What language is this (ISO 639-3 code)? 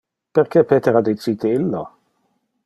ina